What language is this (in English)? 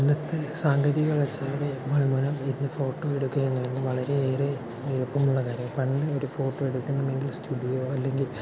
Malayalam